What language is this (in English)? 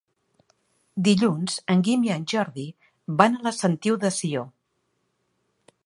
Catalan